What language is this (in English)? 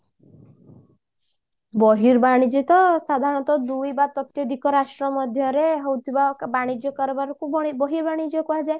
Odia